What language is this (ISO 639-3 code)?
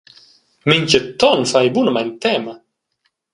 roh